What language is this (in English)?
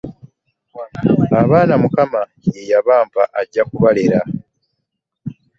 Ganda